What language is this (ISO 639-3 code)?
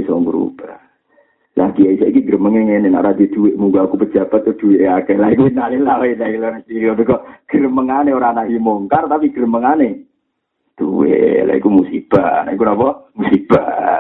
msa